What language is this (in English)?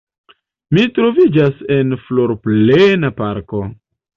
Esperanto